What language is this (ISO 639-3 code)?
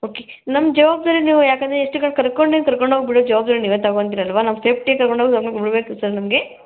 kan